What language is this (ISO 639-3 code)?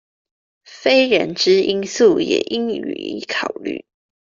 zho